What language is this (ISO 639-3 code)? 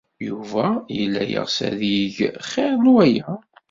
kab